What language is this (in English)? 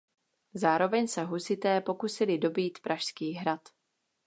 Czech